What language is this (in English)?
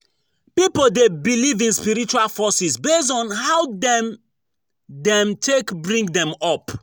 Nigerian Pidgin